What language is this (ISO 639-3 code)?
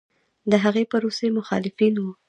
pus